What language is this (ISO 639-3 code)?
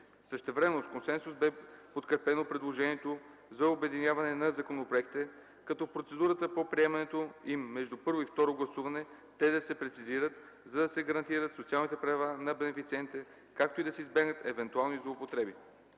bul